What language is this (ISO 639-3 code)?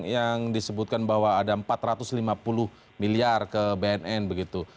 ind